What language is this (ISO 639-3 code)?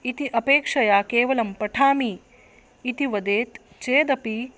san